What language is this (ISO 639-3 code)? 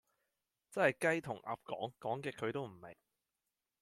yue